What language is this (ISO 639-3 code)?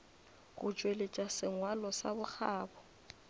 nso